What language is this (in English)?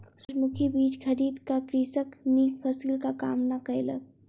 Maithili